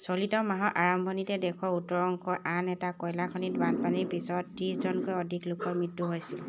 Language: Assamese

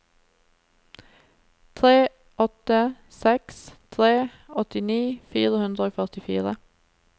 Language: Norwegian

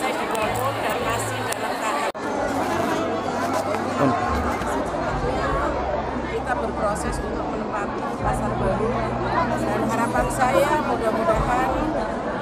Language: Indonesian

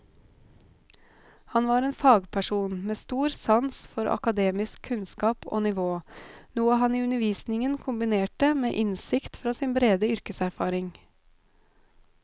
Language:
Norwegian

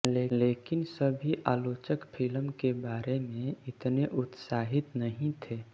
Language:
Hindi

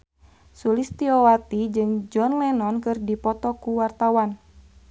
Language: Sundanese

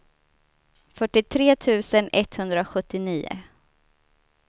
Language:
Swedish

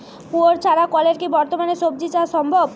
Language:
Bangla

